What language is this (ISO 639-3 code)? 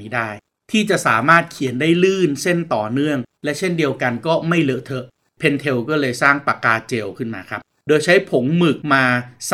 tha